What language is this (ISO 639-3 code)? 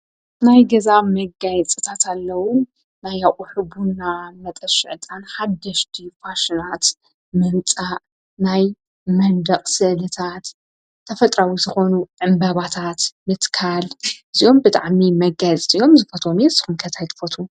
tir